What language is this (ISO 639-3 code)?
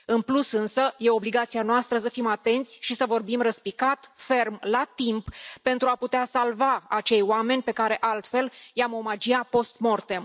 ron